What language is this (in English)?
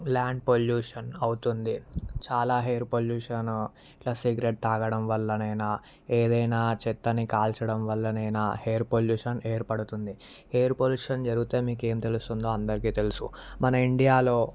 Telugu